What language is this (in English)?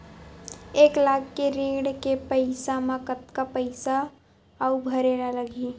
Chhattisgarhi